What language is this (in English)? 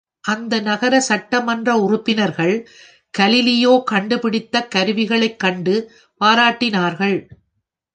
Tamil